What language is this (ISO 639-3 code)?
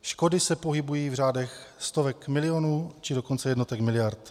ces